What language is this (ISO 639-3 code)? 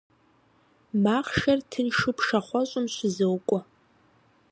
kbd